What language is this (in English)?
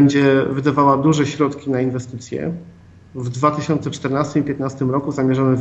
Polish